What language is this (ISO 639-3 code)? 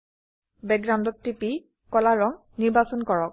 asm